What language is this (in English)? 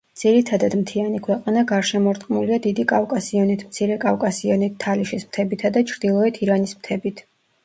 Georgian